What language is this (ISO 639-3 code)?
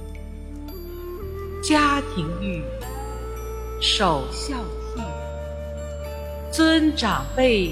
zho